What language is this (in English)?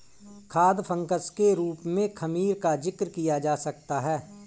Hindi